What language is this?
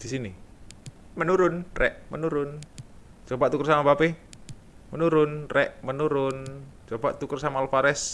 Indonesian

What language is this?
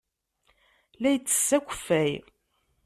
Kabyle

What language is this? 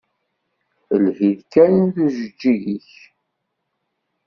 Kabyle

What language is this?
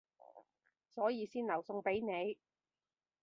Cantonese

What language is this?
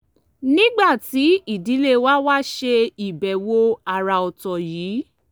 Yoruba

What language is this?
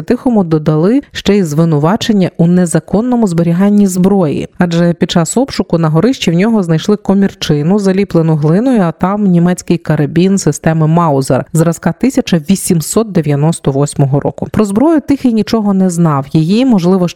Ukrainian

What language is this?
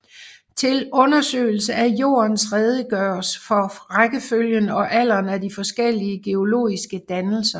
Danish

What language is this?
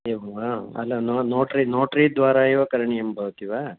Sanskrit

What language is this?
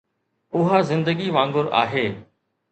Sindhi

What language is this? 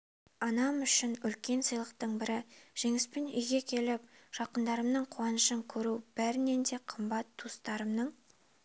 Kazakh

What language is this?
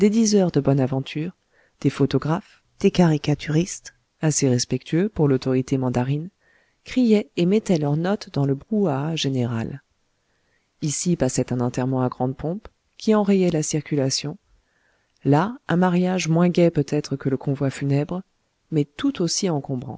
French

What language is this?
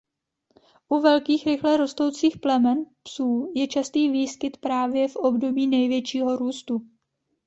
Czech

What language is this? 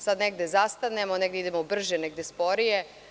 Serbian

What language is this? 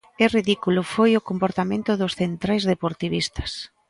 Galician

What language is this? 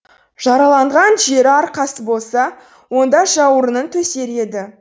Kazakh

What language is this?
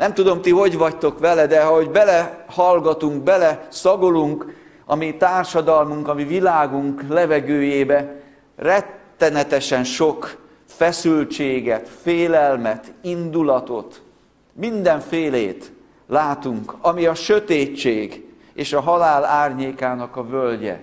Hungarian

